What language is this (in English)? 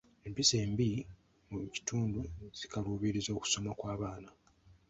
Ganda